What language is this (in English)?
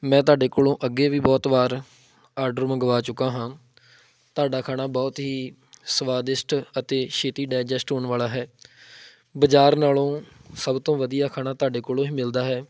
Punjabi